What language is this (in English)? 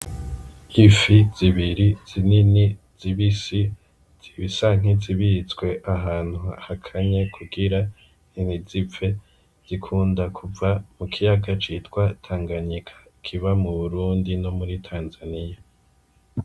Rundi